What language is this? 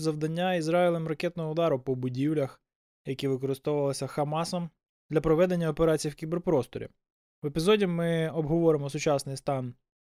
Ukrainian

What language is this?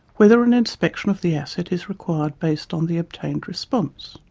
English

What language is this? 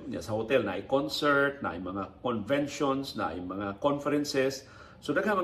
Filipino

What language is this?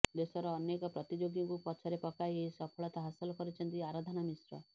Odia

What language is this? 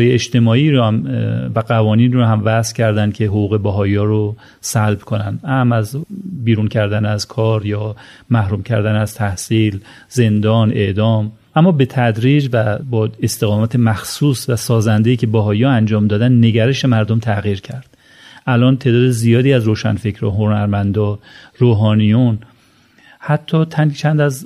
Persian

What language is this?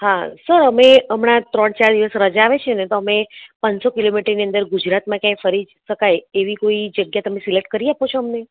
Gujarati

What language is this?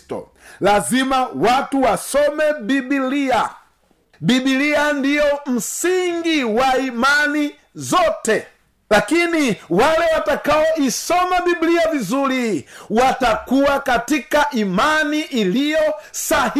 Swahili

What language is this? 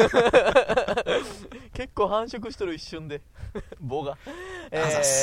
Japanese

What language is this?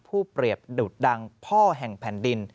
Thai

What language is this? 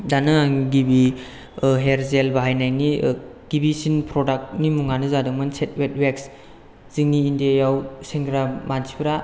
Bodo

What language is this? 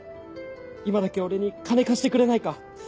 Japanese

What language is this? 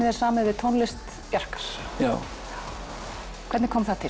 Icelandic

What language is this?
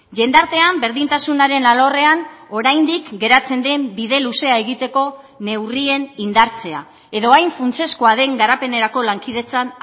Basque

